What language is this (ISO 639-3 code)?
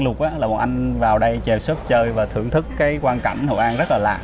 vie